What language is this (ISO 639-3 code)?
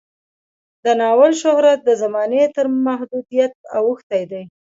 pus